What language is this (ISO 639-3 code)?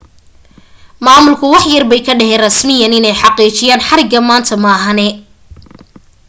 som